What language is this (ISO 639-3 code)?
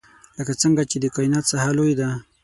pus